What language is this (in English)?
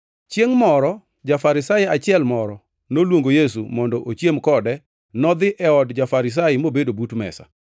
Luo (Kenya and Tanzania)